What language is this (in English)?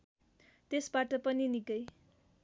Nepali